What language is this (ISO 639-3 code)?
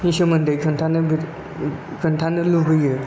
brx